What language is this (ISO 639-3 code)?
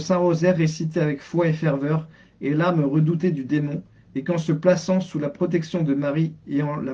fra